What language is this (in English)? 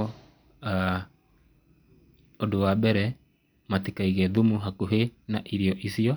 Kikuyu